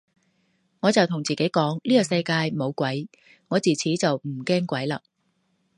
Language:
Cantonese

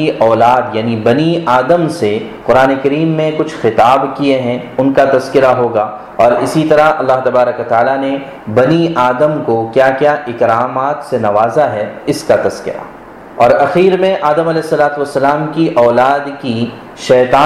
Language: Urdu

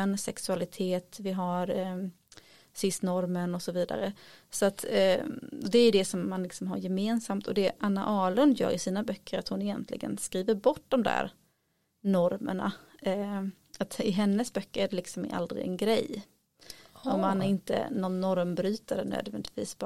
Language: Swedish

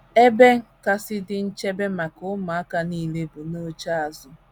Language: Igbo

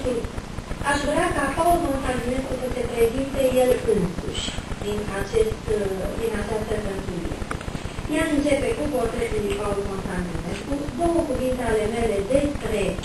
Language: Romanian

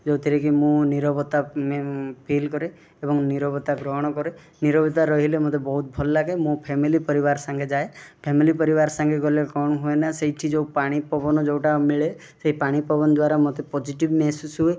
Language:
Odia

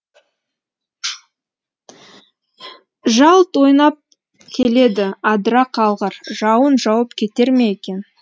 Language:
Kazakh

